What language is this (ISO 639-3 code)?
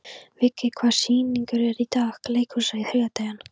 isl